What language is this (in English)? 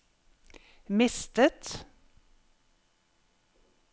Norwegian